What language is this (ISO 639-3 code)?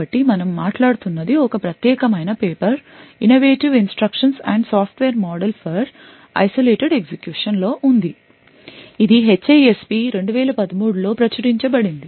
tel